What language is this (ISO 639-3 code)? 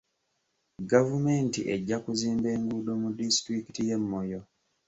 lug